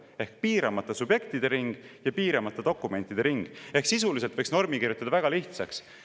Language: Estonian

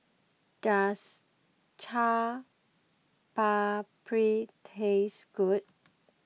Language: English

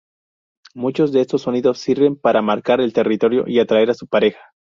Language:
Spanish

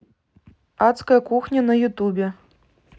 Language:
Russian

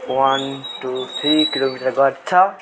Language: Nepali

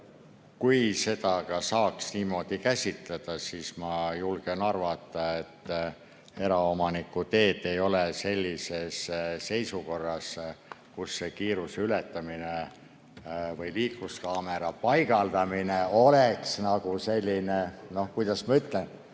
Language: Estonian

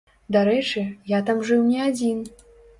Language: Belarusian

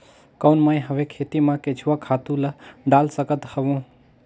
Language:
Chhattisgarhi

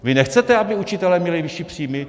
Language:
Czech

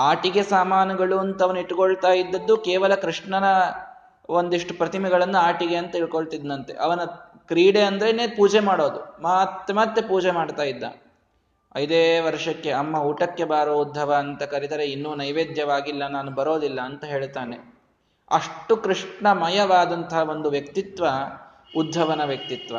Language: Kannada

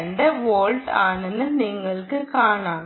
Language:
Malayalam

